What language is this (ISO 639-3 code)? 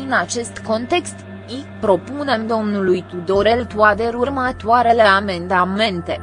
ron